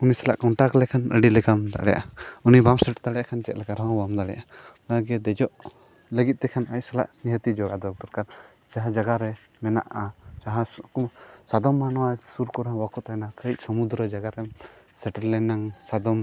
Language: Santali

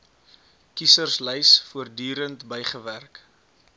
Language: Afrikaans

